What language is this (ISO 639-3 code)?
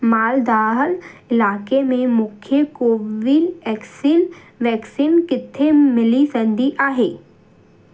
snd